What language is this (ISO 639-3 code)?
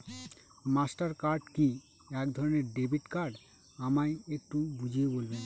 ben